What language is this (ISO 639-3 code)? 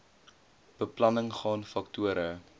afr